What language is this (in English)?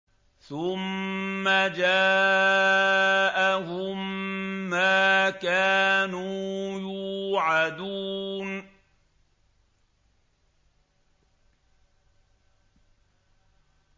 Arabic